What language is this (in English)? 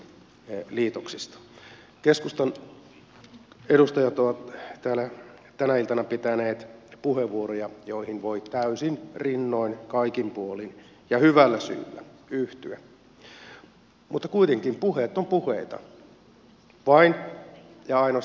Finnish